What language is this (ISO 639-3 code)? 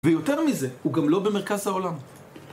heb